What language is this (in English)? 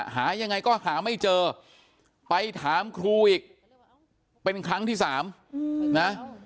Thai